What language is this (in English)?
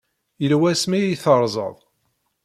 Kabyle